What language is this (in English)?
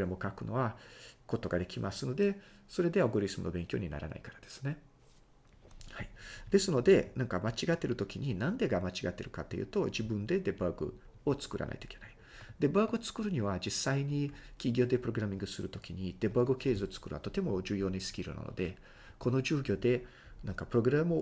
Japanese